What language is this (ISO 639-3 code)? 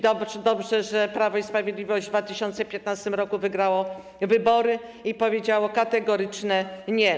pol